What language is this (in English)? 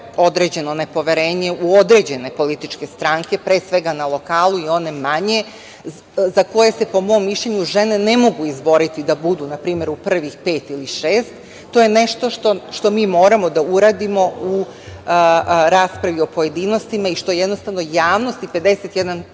Serbian